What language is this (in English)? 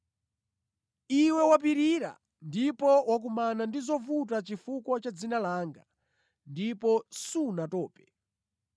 Nyanja